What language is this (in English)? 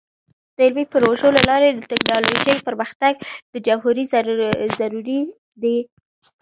Pashto